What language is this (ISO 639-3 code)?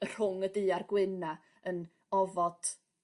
cym